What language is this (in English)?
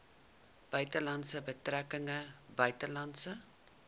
Afrikaans